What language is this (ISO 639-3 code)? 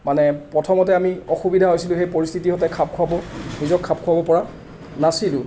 asm